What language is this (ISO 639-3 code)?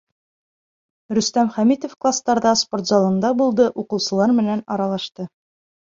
bak